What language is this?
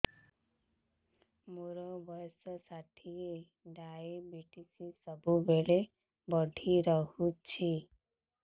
Odia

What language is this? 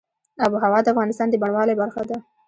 Pashto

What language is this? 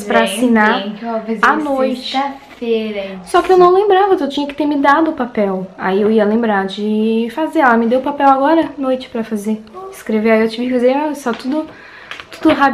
Portuguese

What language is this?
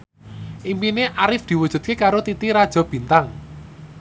Javanese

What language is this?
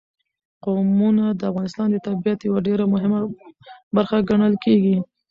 Pashto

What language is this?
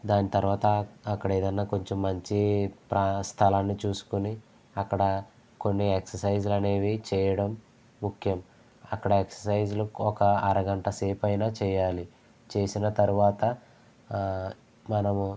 Telugu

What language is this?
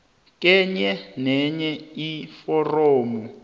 South Ndebele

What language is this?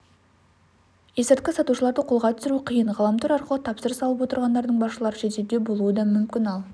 Kazakh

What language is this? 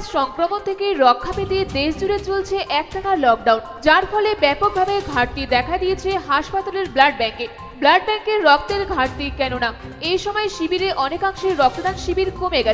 Hindi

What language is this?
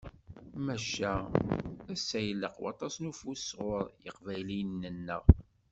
Kabyle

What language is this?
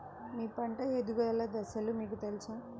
Telugu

